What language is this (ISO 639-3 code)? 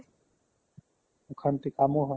asm